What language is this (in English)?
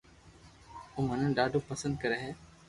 Loarki